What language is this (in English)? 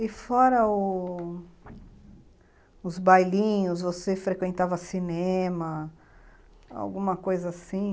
Portuguese